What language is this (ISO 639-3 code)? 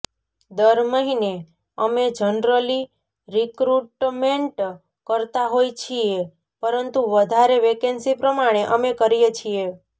guj